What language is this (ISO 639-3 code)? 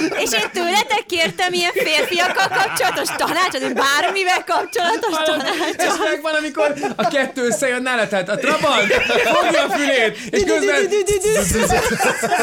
hun